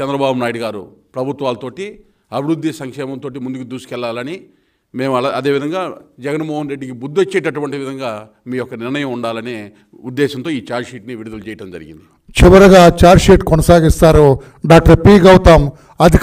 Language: Telugu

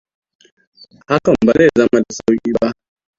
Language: Hausa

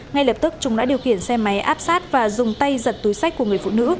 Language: Vietnamese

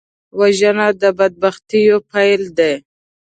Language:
Pashto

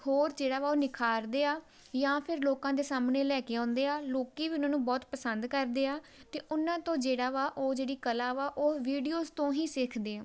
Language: Punjabi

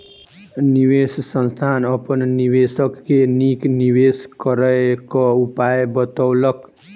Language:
Maithili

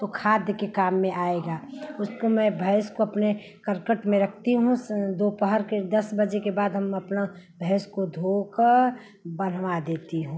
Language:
Hindi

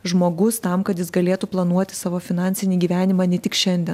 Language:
Lithuanian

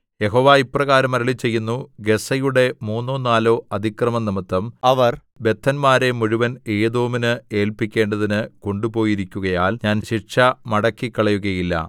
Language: Malayalam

